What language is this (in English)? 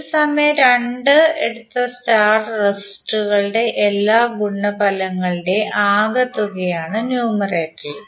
Malayalam